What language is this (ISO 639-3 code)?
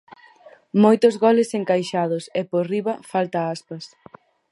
glg